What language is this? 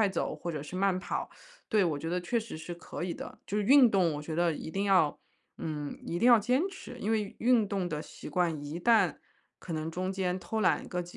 Chinese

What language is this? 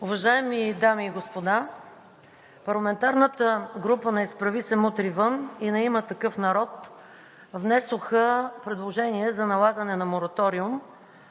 Bulgarian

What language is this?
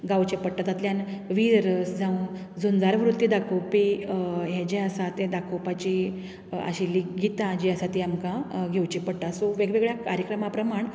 Konkani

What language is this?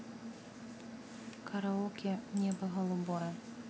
Russian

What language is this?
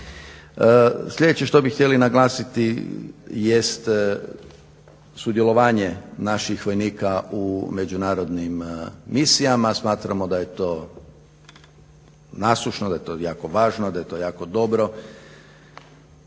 Croatian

